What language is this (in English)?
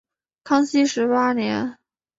Chinese